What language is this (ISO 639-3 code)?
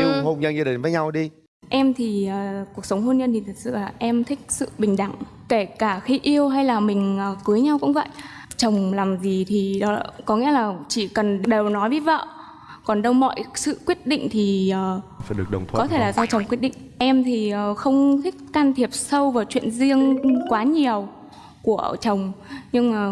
vie